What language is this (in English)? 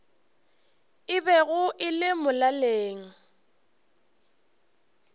Northern Sotho